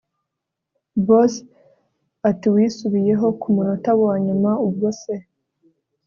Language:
Kinyarwanda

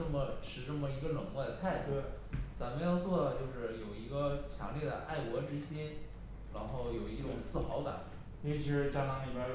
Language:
Chinese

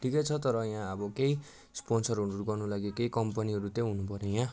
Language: Nepali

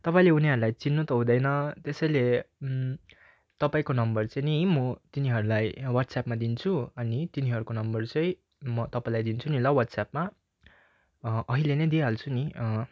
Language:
Nepali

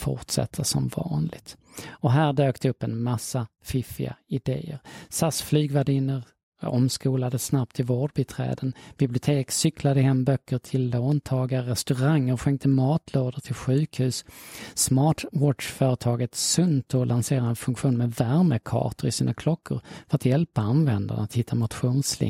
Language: Swedish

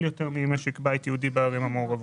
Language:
Hebrew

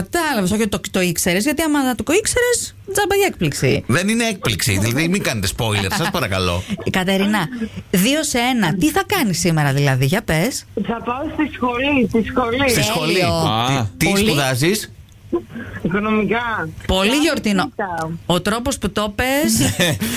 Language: Greek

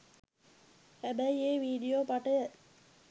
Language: Sinhala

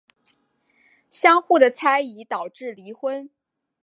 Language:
Chinese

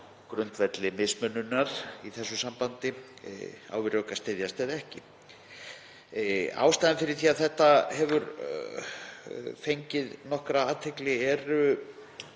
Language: Icelandic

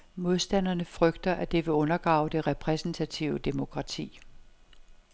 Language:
Danish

